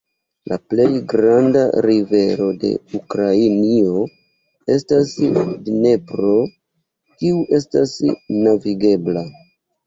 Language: Esperanto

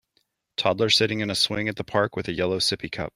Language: English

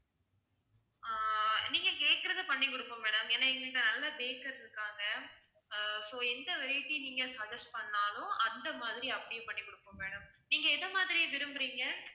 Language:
Tamil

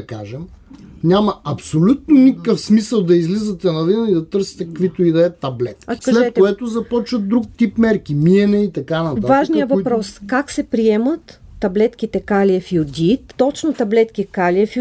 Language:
Bulgarian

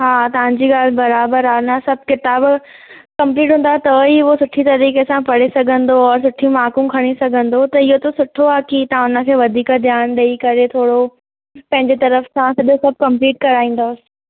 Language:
Sindhi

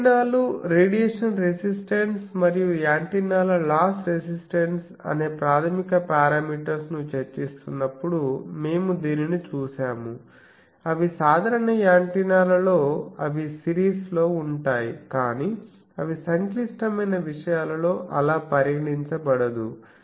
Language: Telugu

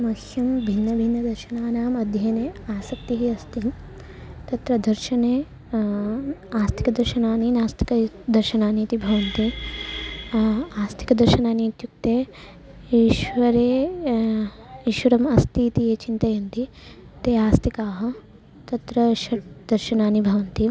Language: Sanskrit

